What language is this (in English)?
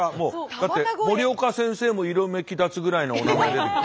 Japanese